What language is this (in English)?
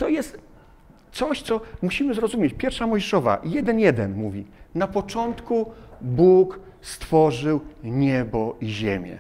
Polish